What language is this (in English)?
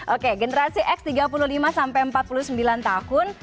Indonesian